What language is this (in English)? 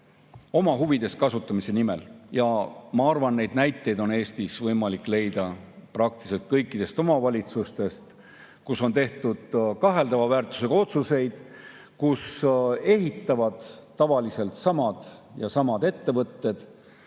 Estonian